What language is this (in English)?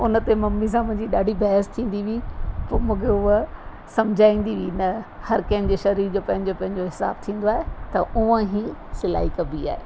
Sindhi